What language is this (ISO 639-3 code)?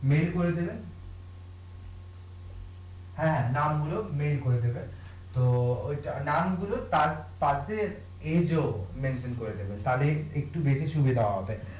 ben